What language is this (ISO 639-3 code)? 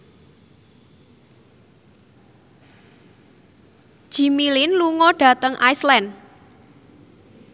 jav